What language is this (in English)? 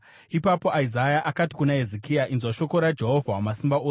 Shona